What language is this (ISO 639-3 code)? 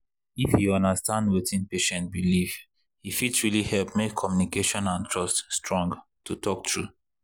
pcm